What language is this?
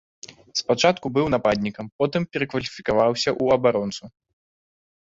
Belarusian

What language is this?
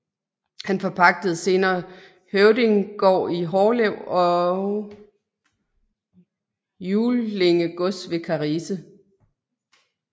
Danish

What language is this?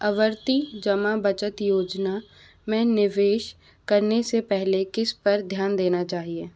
Hindi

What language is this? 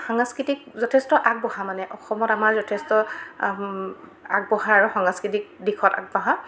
Assamese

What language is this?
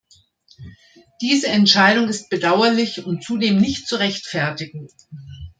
German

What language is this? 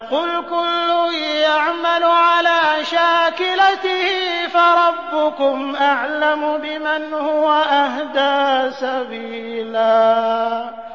Arabic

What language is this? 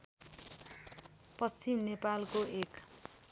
Nepali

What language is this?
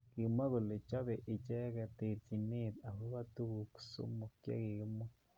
Kalenjin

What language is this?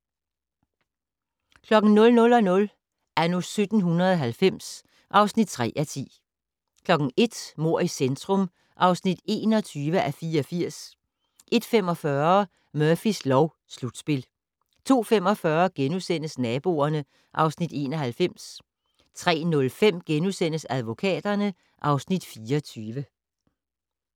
Danish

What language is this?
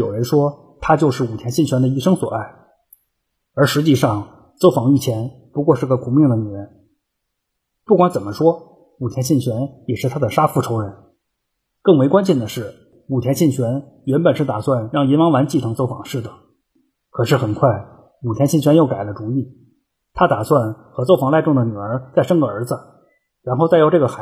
Chinese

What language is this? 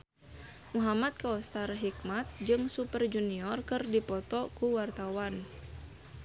Sundanese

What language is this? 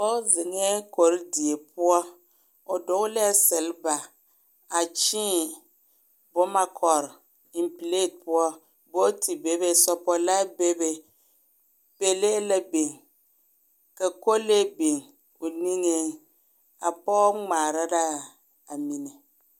Southern Dagaare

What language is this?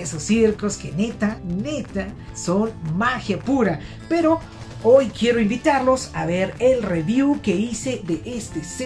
Spanish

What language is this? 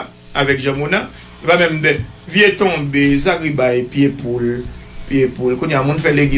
French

